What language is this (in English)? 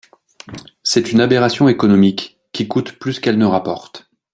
French